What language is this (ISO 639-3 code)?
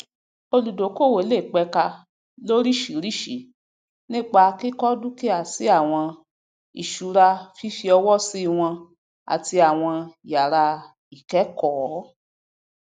yor